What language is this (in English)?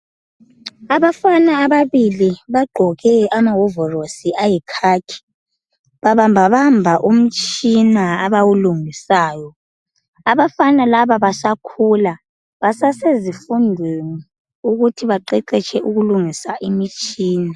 North Ndebele